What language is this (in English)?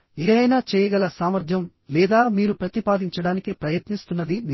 Telugu